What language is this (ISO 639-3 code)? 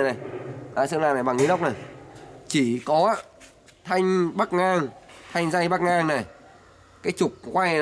vie